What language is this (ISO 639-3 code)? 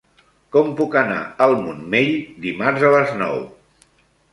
cat